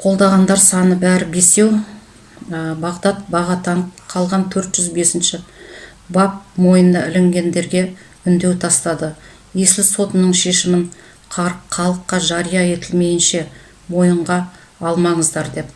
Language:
Kazakh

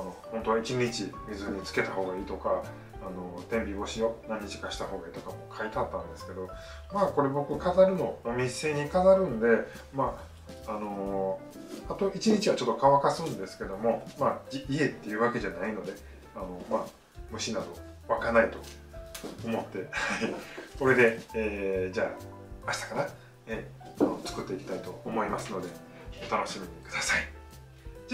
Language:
Japanese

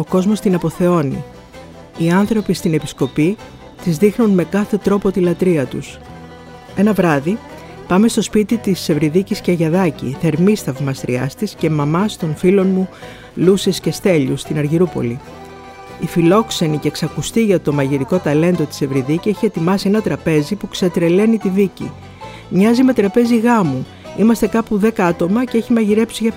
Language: Greek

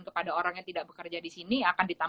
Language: Indonesian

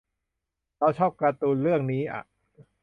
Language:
Thai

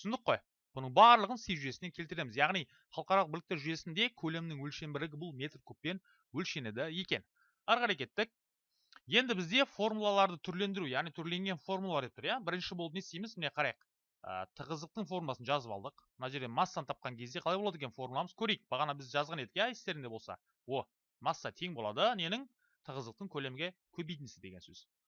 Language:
Turkish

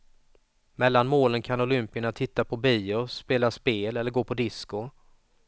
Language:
Swedish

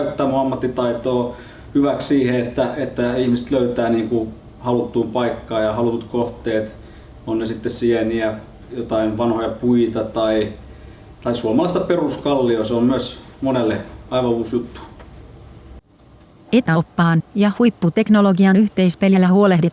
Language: Finnish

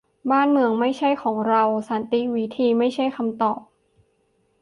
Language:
Thai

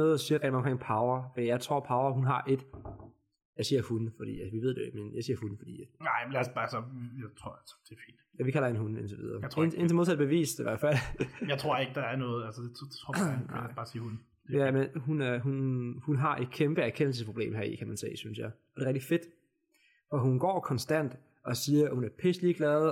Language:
Danish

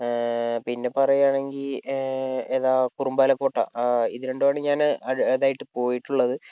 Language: Malayalam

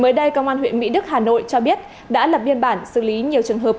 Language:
Vietnamese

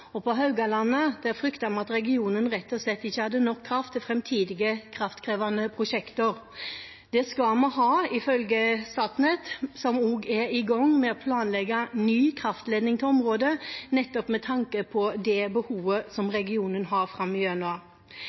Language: Norwegian Bokmål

